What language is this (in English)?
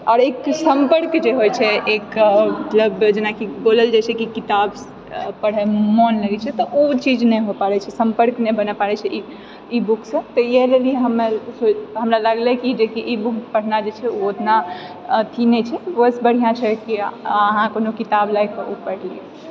Maithili